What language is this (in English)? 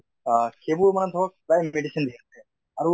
Assamese